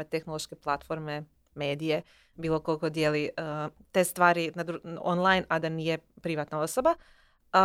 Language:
Croatian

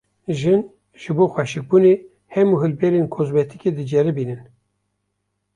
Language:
Kurdish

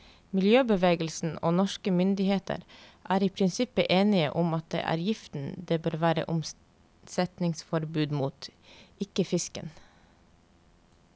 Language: Norwegian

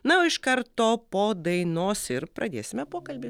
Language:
Lithuanian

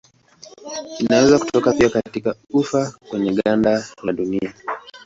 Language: Swahili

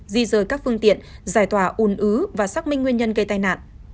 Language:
Vietnamese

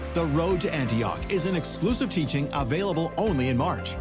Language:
English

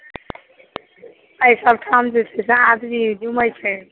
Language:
Maithili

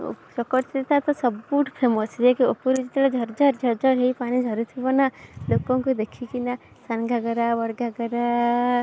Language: Odia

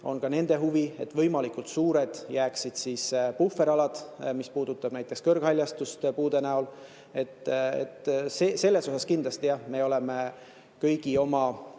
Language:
Estonian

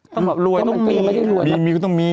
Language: Thai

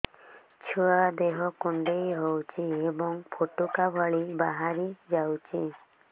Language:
Odia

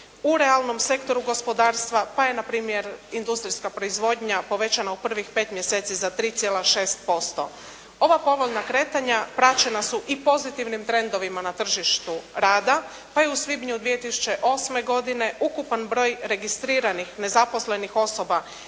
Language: Croatian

